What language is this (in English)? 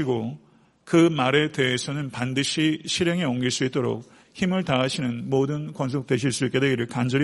Korean